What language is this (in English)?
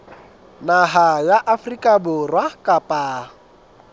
Southern Sotho